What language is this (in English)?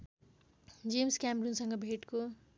Nepali